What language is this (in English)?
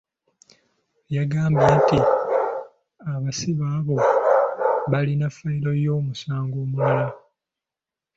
Ganda